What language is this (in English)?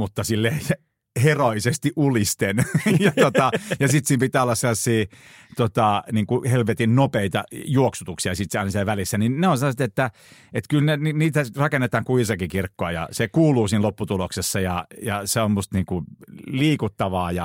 Finnish